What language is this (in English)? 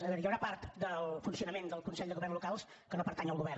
Catalan